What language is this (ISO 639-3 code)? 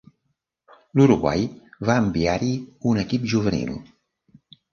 cat